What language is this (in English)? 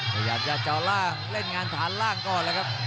Thai